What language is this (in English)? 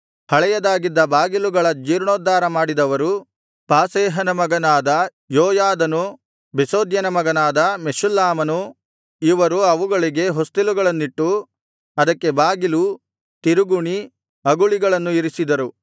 Kannada